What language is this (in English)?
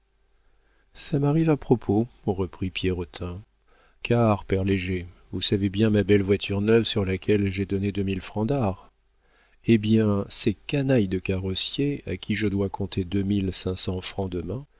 French